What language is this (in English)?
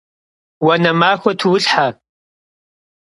Kabardian